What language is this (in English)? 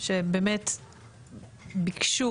Hebrew